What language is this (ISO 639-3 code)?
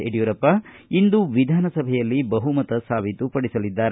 kan